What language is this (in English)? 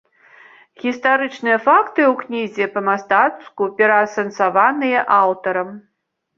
Belarusian